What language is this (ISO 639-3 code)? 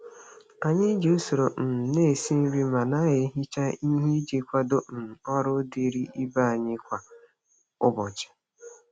ibo